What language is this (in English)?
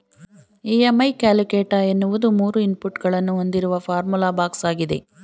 Kannada